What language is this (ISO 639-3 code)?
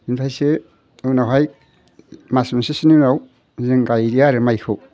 brx